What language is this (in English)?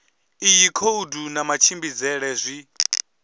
Venda